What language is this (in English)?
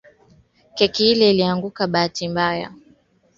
Swahili